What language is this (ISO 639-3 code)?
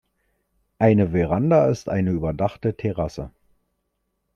deu